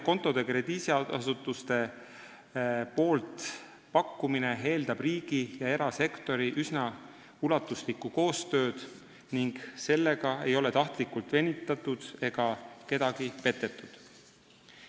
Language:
Estonian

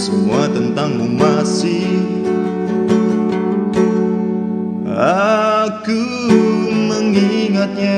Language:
Indonesian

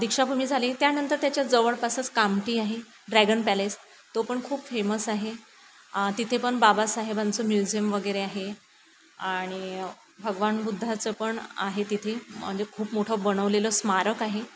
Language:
Marathi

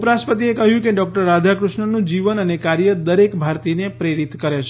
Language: Gujarati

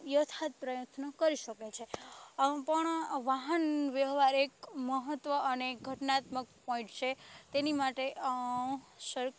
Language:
Gujarati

